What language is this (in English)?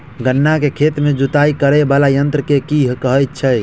Maithili